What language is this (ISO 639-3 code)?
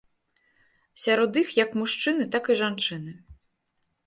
bel